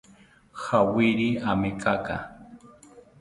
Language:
South Ucayali Ashéninka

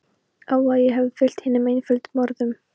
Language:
Icelandic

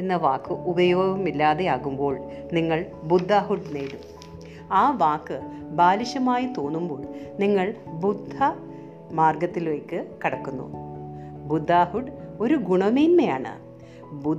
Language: Malayalam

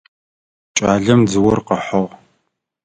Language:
Adyghe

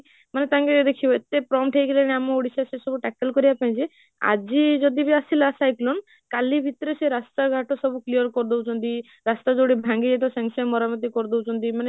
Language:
Odia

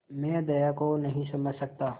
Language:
Hindi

